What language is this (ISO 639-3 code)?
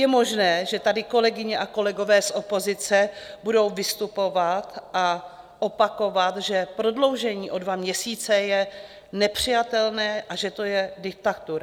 ces